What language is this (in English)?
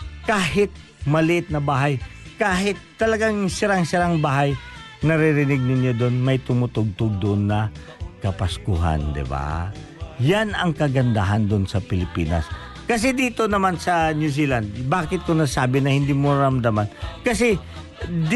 Filipino